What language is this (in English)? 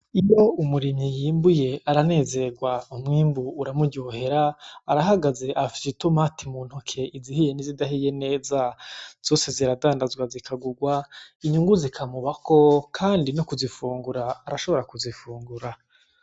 Rundi